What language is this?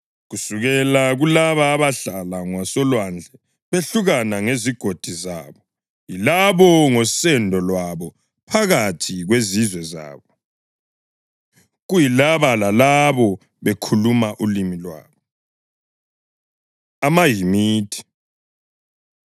North Ndebele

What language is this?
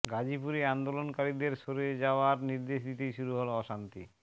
Bangla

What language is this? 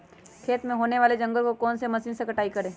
Magahi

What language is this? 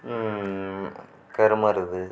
Tamil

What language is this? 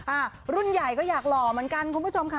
Thai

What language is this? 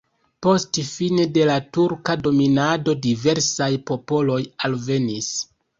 Esperanto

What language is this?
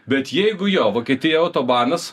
Lithuanian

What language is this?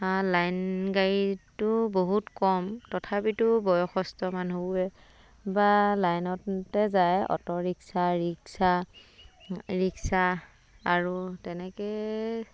Assamese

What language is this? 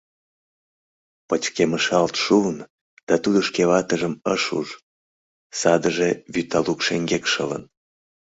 Mari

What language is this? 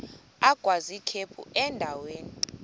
Xhosa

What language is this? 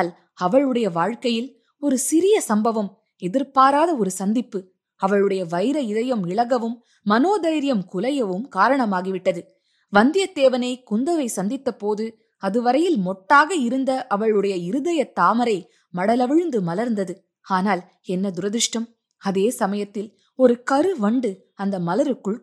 Tamil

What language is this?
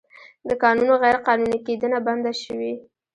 Pashto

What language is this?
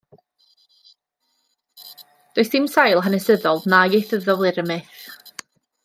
Welsh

